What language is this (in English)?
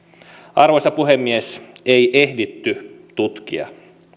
Finnish